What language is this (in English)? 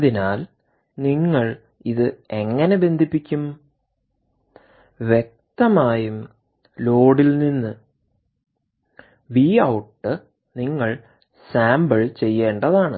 Malayalam